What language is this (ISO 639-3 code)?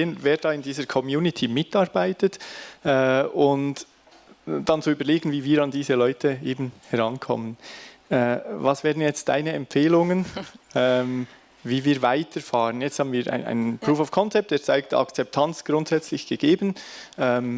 deu